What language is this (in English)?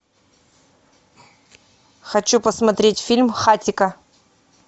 Russian